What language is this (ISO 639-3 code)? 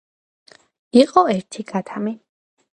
kat